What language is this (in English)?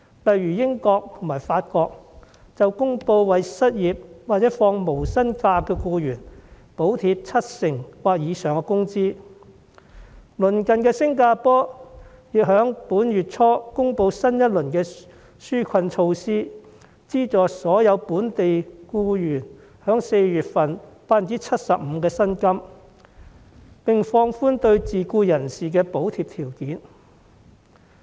Cantonese